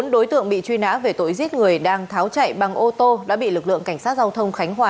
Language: Vietnamese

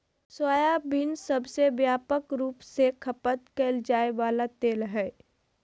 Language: Magahi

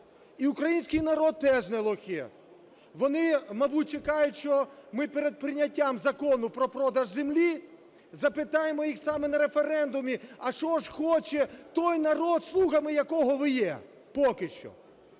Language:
Ukrainian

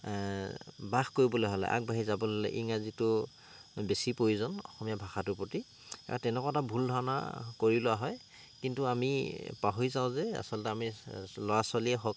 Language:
Assamese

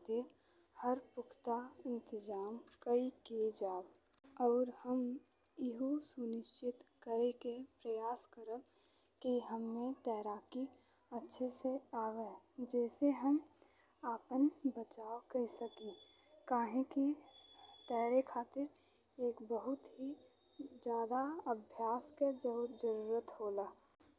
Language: Bhojpuri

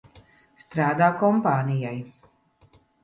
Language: Latvian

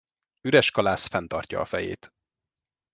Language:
Hungarian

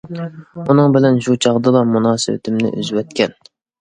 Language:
Uyghur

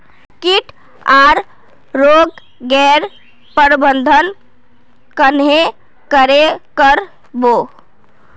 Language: Magahi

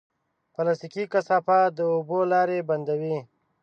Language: Pashto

